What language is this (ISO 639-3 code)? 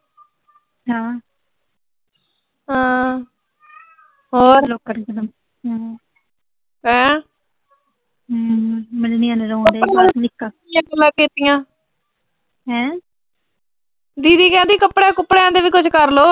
pan